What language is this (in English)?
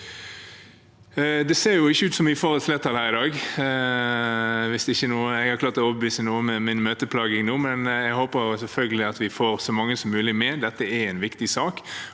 Norwegian